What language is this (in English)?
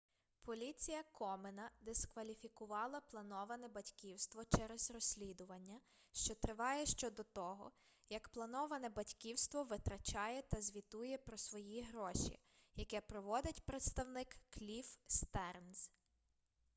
Ukrainian